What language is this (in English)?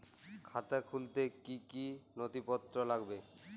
Bangla